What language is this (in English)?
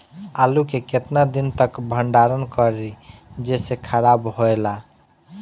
Bhojpuri